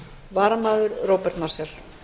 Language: Icelandic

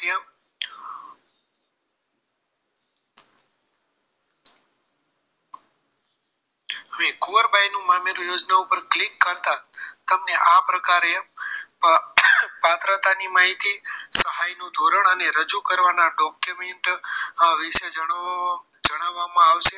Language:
Gujarati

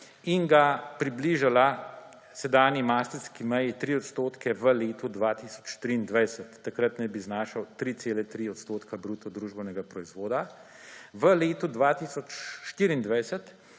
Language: Slovenian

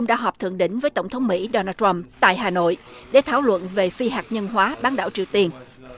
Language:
Vietnamese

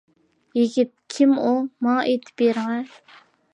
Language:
Uyghur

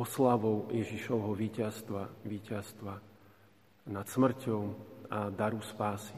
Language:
Slovak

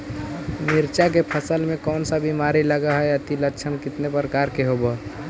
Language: Magahi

